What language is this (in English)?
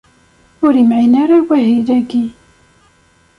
Kabyle